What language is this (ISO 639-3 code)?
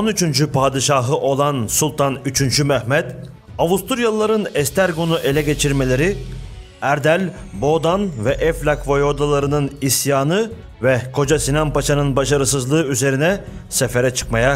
tur